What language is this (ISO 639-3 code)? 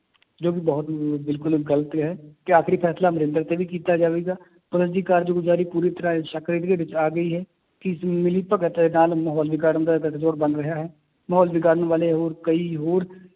pan